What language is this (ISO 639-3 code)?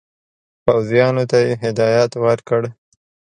pus